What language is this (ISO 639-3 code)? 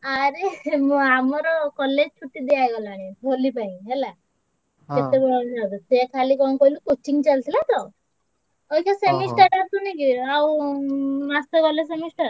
ori